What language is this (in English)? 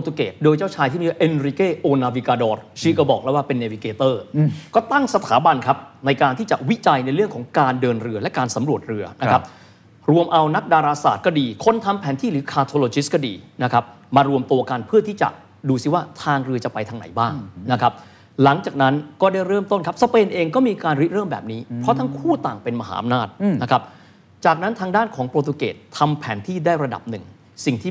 Thai